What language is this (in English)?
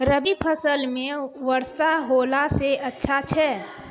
Maithili